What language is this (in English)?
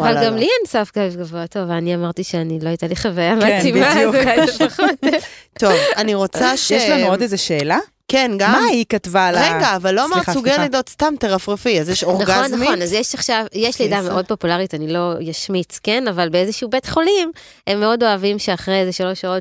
Hebrew